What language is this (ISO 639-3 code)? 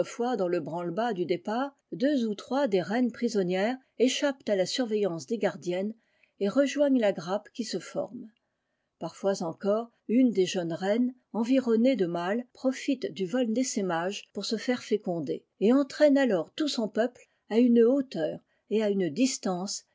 fra